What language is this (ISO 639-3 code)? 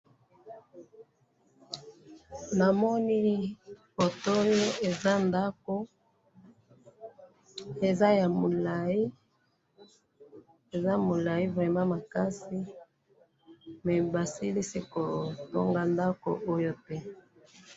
lin